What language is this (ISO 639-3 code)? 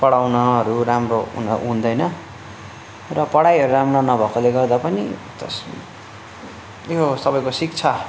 nep